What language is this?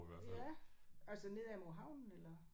Danish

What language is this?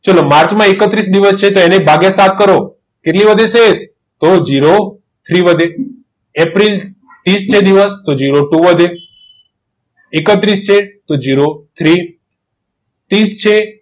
Gujarati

